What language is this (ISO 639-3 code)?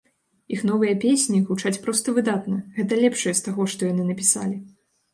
bel